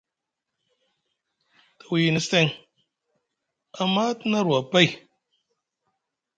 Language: Musgu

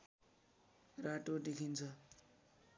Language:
Nepali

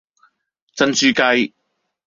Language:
Cantonese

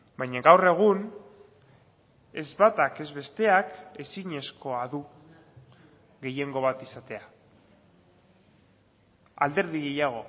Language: Basque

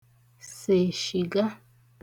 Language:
Igbo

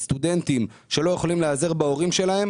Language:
Hebrew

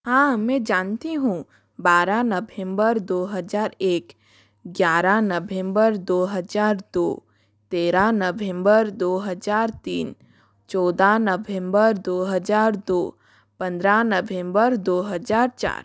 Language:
Hindi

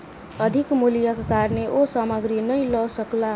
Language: Maithili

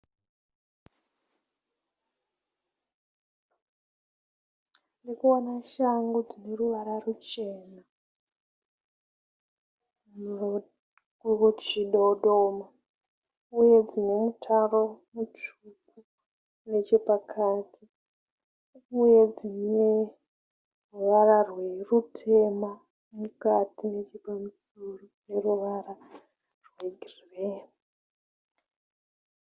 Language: Shona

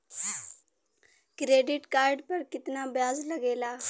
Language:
Bhojpuri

